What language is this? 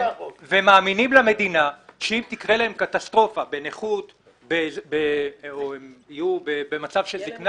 Hebrew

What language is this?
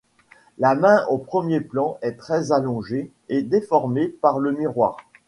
French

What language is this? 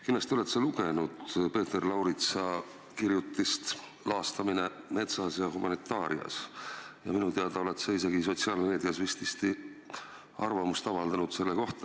Estonian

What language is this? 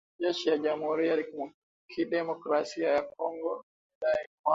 Swahili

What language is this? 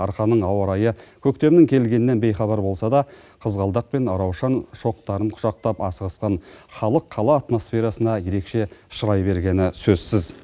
Kazakh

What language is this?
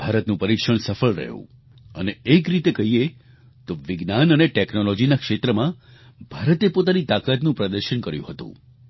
Gujarati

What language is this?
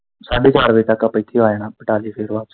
Punjabi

